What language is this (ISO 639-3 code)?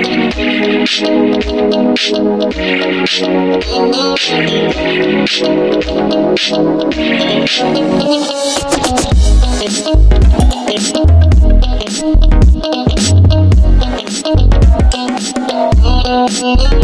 vie